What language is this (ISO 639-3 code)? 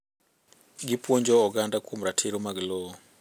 luo